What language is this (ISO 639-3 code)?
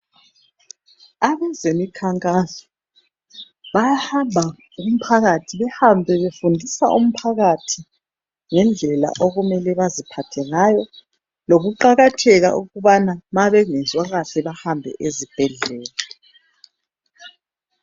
nde